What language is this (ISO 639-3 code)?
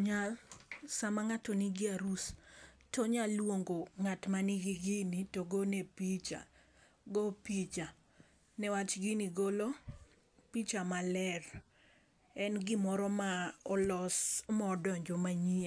luo